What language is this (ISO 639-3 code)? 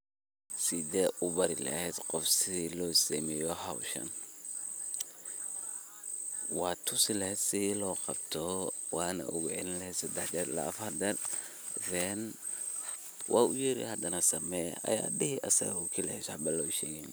som